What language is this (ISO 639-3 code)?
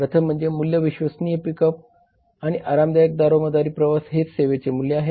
mar